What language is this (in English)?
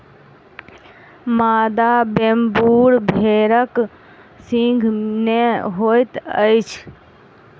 Maithili